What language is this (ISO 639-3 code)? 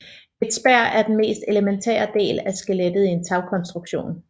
dan